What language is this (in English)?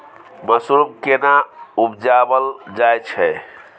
Maithili